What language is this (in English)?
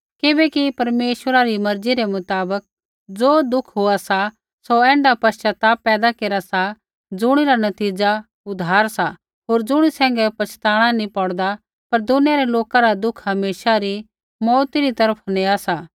Kullu Pahari